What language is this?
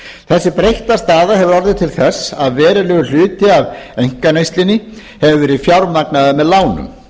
Icelandic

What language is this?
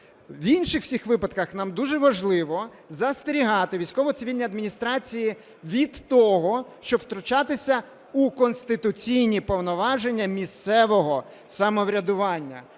Ukrainian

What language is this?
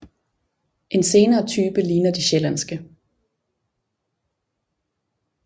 Danish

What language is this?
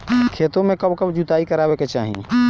Bhojpuri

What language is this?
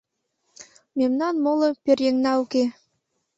Mari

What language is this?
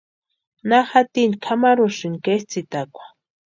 Western Highland Purepecha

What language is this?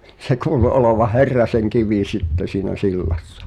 Finnish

